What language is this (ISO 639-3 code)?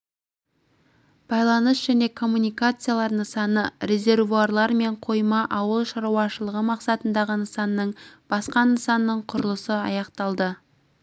kaz